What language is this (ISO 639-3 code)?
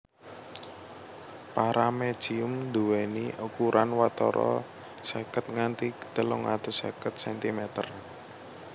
jav